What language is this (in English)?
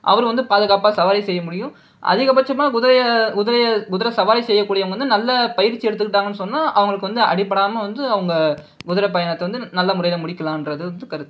Tamil